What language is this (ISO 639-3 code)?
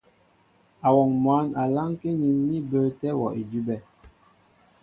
mbo